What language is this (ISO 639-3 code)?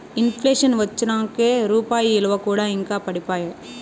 tel